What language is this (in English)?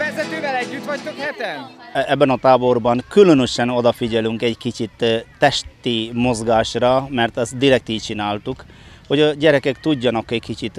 Hungarian